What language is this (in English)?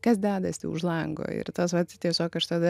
Lithuanian